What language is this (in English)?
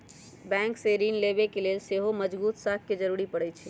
Magahi